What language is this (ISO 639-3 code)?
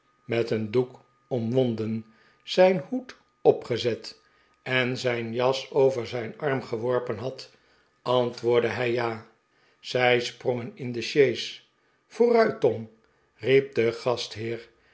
nld